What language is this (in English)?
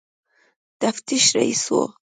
Pashto